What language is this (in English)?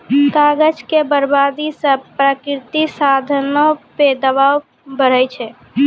Maithili